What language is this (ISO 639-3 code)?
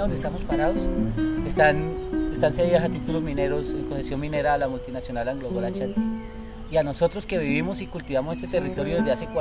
spa